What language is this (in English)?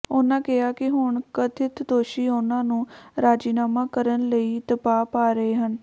Punjabi